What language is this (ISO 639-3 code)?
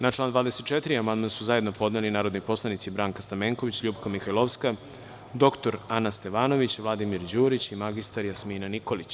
srp